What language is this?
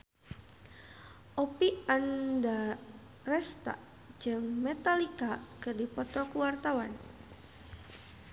Sundanese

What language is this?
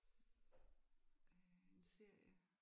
Danish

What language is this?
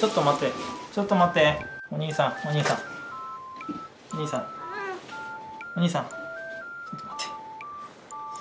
Japanese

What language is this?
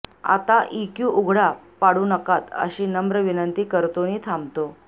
Marathi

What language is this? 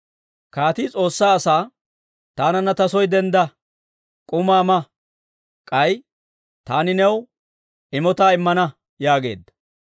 Dawro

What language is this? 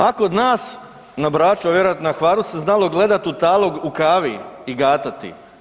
Croatian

